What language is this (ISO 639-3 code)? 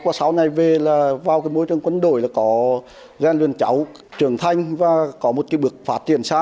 vie